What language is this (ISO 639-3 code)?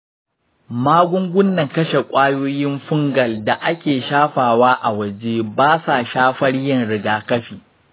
hau